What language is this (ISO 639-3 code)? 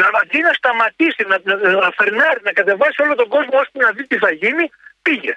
ell